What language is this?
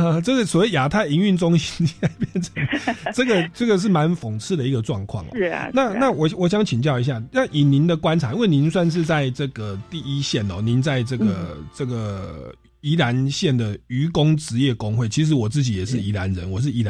Chinese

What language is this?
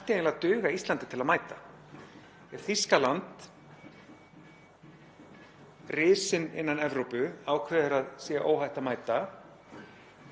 Icelandic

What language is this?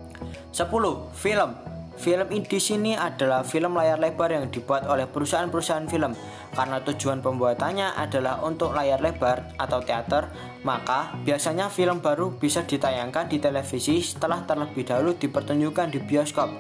Indonesian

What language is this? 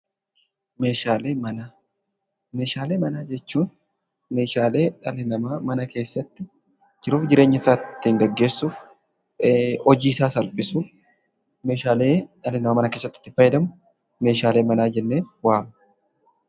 Oromo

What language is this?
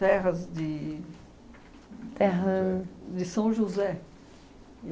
Portuguese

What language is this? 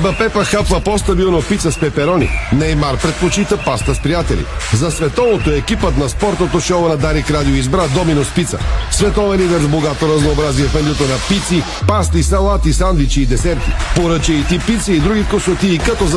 Bulgarian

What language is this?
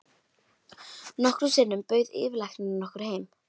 Icelandic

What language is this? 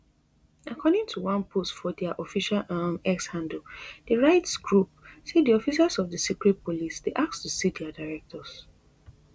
Nigerian Pidgin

